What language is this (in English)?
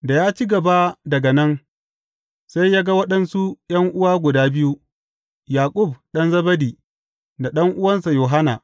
Hausa